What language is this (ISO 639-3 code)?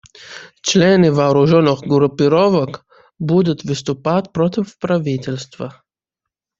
rus